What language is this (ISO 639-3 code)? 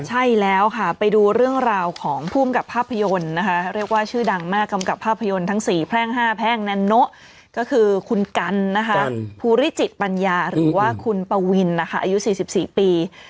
tha